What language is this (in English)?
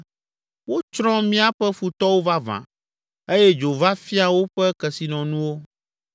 Ewe